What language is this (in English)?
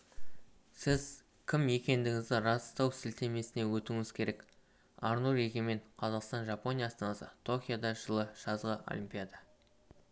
Kazakh